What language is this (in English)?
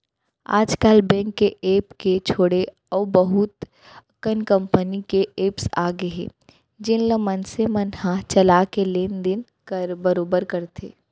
Chhattisgarhi